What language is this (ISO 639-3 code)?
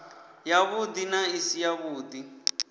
ven